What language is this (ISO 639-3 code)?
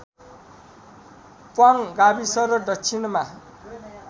nep